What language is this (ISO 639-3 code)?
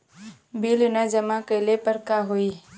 bho